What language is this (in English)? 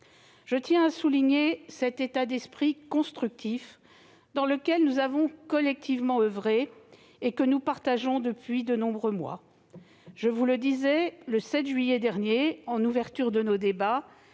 French